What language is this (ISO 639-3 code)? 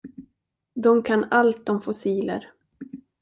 swe